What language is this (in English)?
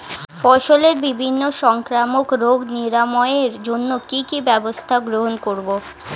Bangla